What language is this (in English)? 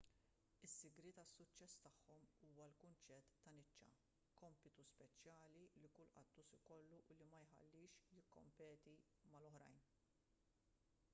Maltese